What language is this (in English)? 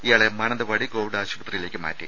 Malayalam